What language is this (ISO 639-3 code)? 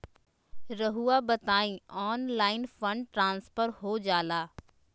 mag